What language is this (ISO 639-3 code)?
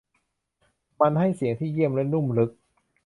tha